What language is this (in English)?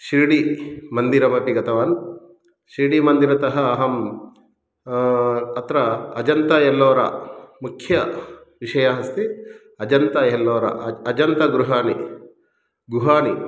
Sanskrit